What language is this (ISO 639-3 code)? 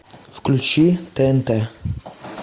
rus